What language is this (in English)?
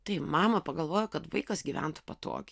Lithuanian